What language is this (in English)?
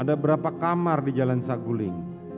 Indonesian